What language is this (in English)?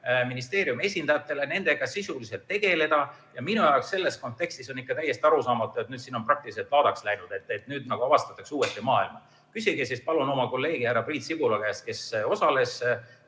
Estonian